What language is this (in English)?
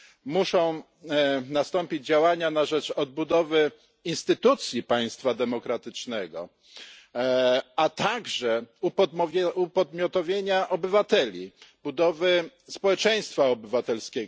Polish